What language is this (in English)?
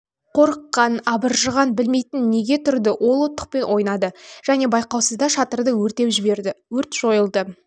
Kazakh